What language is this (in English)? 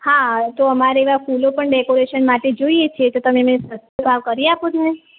Gujarati